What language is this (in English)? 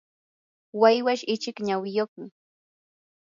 Yanahuanca Pasco Quechua